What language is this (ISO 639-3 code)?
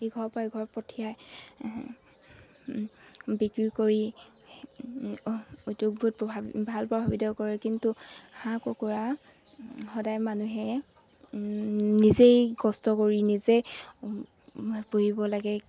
asm